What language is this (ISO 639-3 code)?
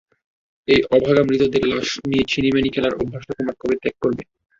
ben